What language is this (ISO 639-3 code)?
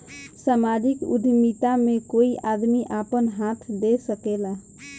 bho